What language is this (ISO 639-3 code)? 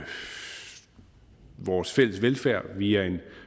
dan